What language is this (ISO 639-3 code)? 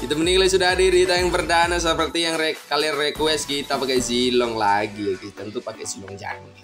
ind